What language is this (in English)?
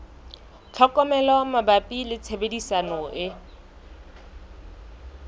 Southern Sotho